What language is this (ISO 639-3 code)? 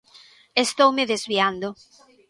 glg